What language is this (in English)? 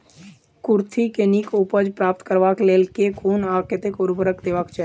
Maithili